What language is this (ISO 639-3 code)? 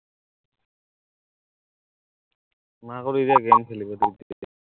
asm